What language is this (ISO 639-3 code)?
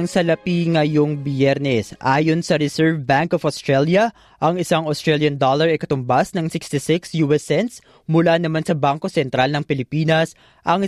fil